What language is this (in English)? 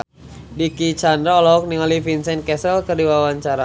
Sundanese